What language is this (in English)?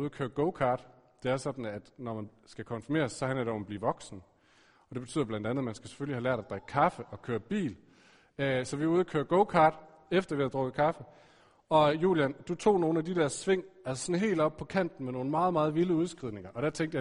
Danish